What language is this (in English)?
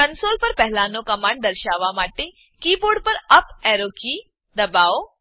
Gujarati